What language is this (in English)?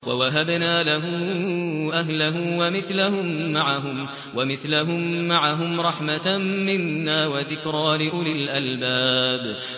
Arabic